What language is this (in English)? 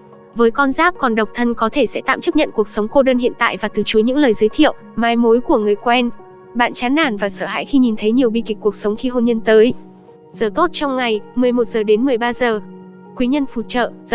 Vietnamese